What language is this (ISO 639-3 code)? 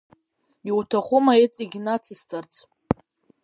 abk